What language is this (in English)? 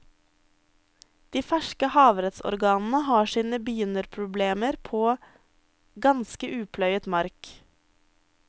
Norwegian